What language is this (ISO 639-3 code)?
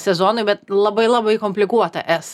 lit